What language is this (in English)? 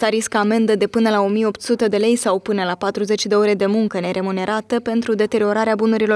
Romanian